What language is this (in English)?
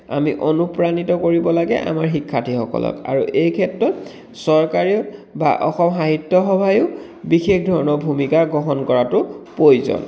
Assamese